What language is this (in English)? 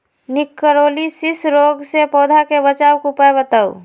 Magahi